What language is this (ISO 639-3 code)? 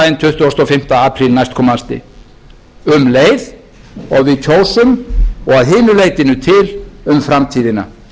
isl